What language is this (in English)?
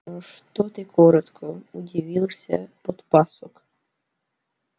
Russian